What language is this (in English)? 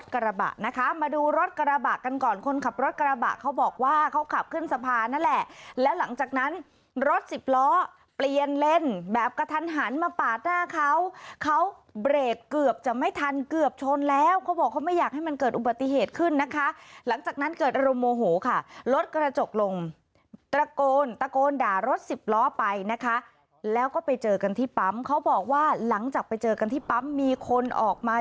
Thai